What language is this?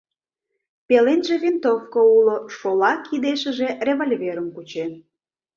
Mari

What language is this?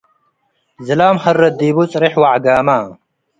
Tigre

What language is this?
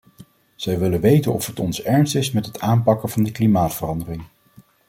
Dutch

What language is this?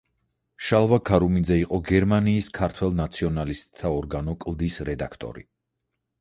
Georgian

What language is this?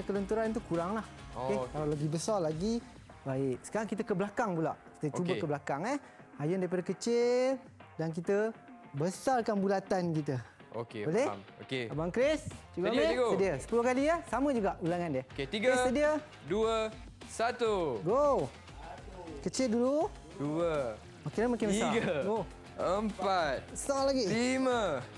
Malay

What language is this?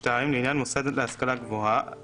Hebrew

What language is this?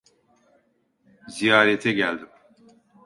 Turkish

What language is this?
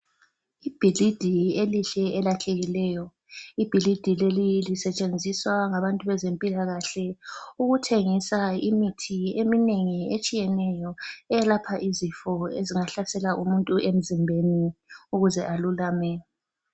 North Ndebele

